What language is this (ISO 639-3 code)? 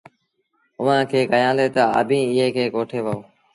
sbn